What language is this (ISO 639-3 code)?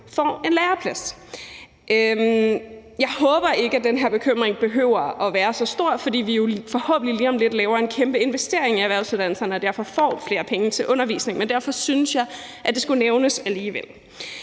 dan